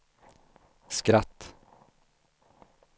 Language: Swedish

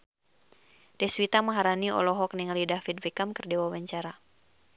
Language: Sundanese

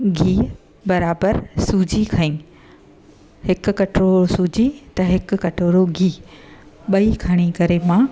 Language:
Sindhi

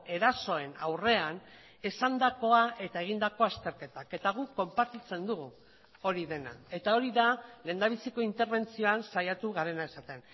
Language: Basque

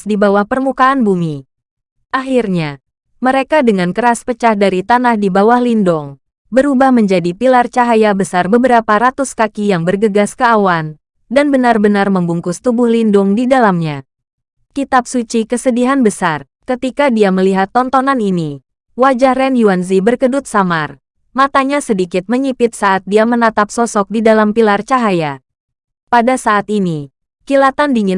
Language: Indonesian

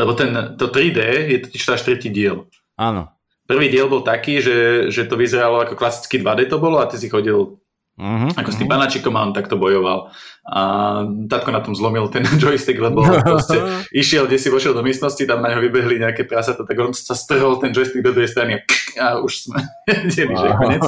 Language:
Slovak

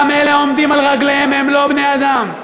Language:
Hebrew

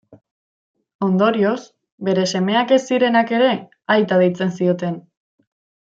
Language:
Basque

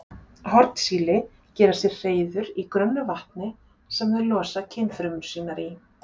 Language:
Icelandic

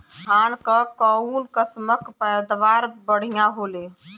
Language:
Bhojpuri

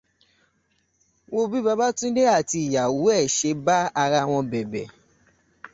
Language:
Yoruba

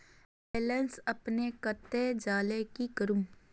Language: Magahi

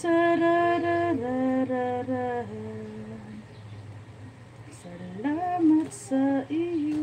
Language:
Filipino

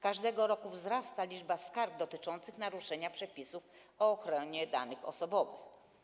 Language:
Polish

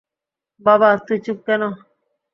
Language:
Bangla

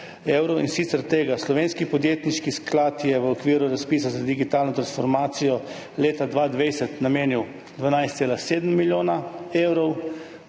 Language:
Slovenian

